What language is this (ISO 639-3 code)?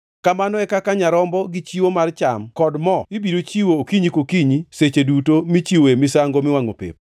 luo